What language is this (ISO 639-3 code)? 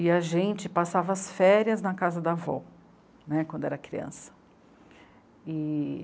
por